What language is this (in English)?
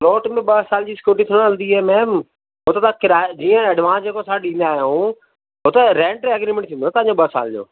Sindhi